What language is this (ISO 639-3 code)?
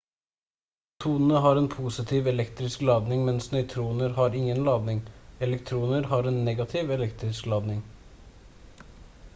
nob